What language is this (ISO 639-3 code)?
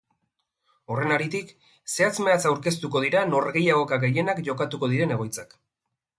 eus